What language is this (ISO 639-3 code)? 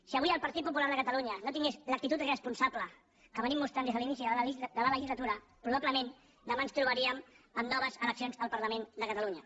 cat